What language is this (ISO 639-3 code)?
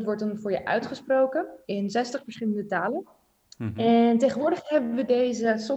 nld